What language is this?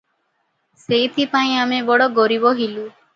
Odia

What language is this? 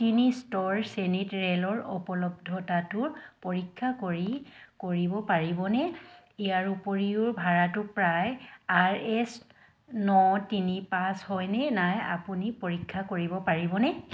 Assamese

